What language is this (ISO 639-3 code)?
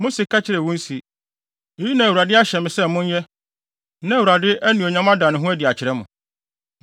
aka